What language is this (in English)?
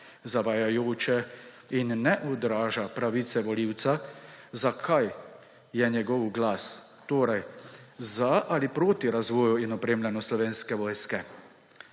Slovenian